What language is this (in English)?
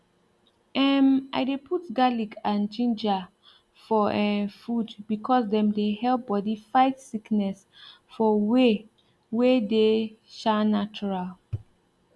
Nigerian Pidgin